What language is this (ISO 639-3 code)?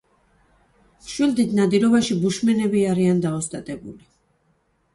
kat